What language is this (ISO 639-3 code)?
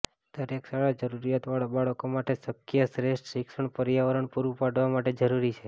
guj